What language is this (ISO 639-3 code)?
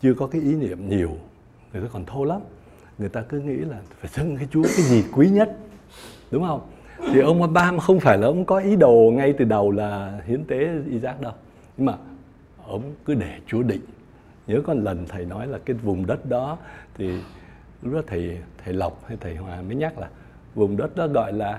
vie